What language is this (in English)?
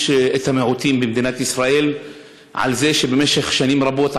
Hebrew